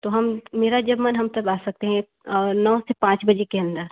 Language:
Hindi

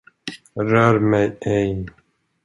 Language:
Swedish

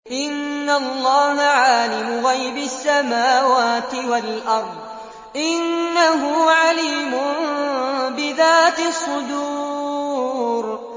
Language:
Arabic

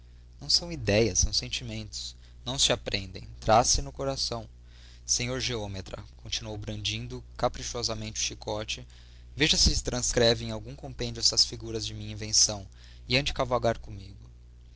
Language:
Portuguese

